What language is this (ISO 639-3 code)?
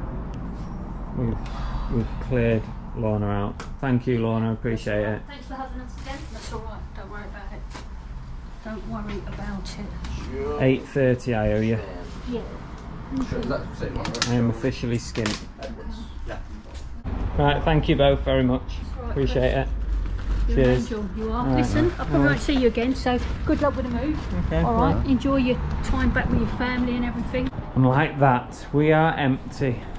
eng